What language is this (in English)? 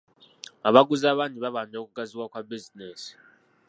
Ganda